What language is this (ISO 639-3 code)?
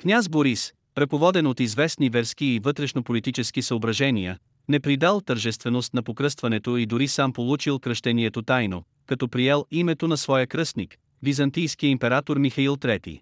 bul